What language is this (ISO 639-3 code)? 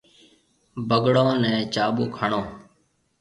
mve